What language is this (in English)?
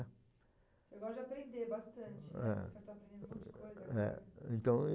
Portuguese